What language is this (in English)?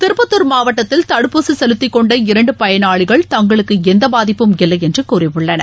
Tamil